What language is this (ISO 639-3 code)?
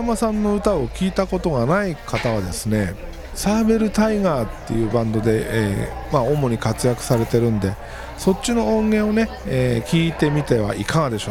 jpn